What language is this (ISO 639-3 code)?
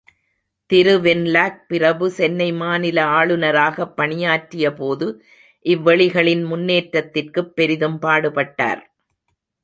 tam